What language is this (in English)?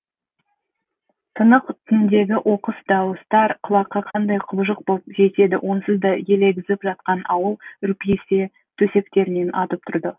Kazakh